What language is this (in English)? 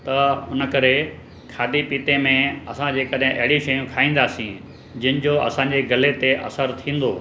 Sindhi